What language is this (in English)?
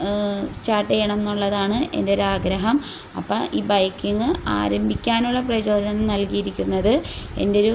Malayalam